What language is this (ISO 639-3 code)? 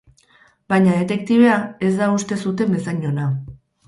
eus